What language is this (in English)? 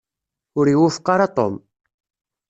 Kabyle